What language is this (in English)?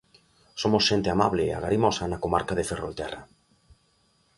Galician